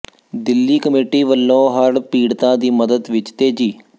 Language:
Punjabi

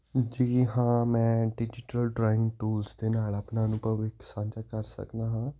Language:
Punjabi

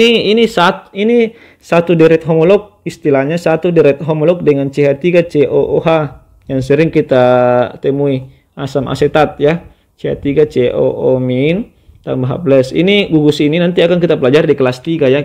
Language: Indonesian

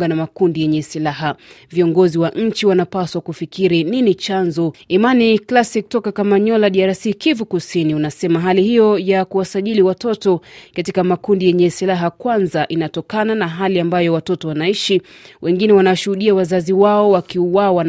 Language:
Swahili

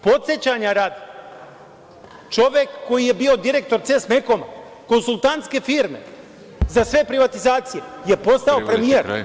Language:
Serbian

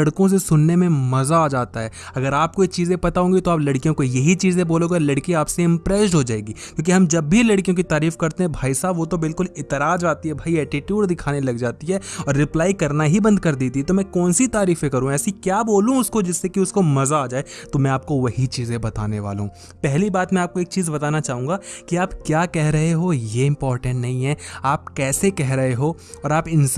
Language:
Hindi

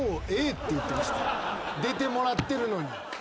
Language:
Japanese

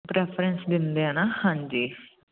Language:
Punjabi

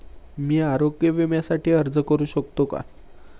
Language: Marathi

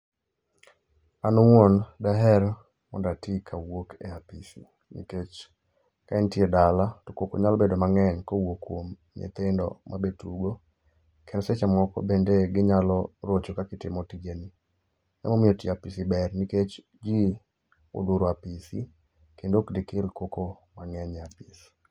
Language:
Luo (Kenya and Tanzania)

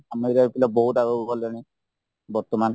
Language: Odia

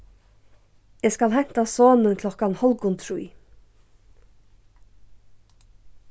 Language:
Faroese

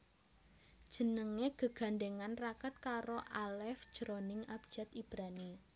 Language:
Javanese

